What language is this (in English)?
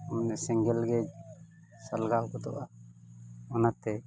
Santali